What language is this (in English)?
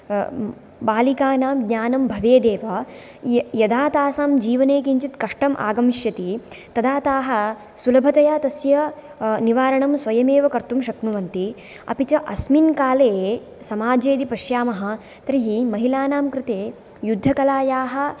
Sanskrit